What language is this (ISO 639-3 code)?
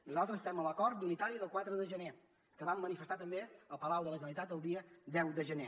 cat